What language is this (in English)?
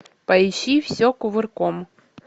Russian